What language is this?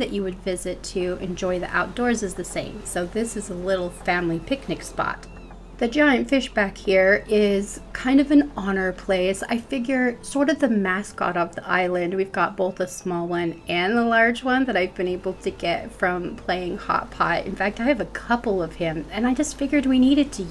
English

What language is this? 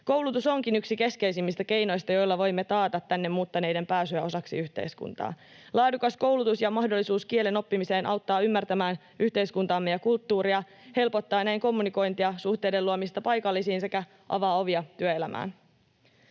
Finnish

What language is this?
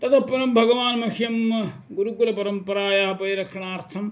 Sanskrit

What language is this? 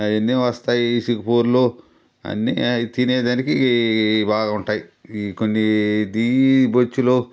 Telugu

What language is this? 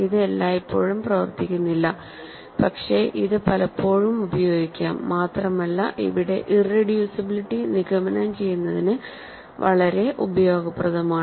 Malayalam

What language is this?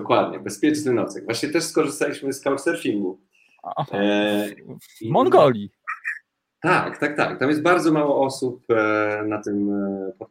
Polish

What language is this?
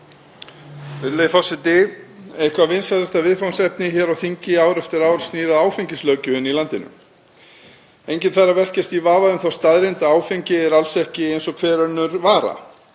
Icelandic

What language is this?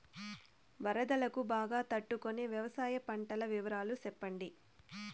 Telugu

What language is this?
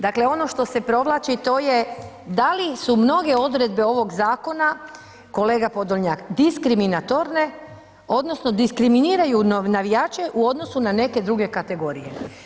Croatian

